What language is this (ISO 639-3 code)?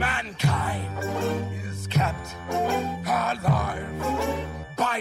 tur